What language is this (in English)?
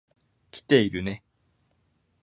Japanese